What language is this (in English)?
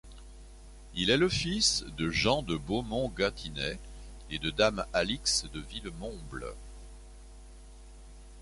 French